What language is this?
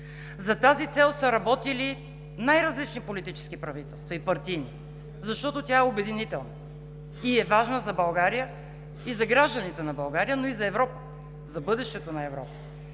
Bulgarian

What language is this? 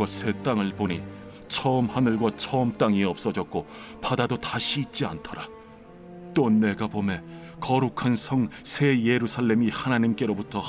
Korean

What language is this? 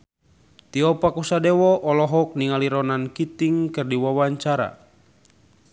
Sundanese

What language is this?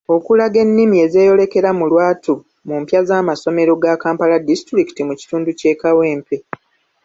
Ganda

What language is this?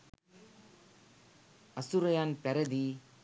Sinhala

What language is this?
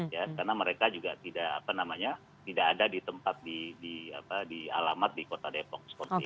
Indonesian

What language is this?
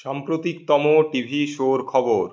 Bangla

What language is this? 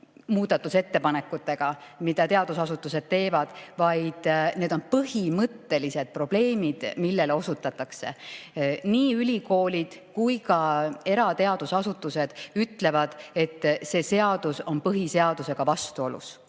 Estonian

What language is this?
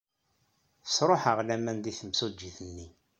Kabyle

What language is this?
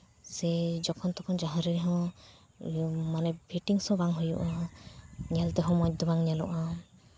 Santali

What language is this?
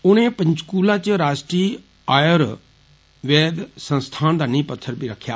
Dogri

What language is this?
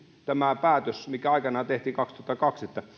Finnish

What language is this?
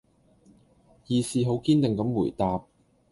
Cantonese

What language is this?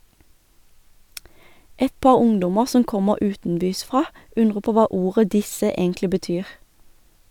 Norwegian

